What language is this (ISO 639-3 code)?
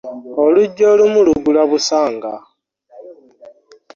lug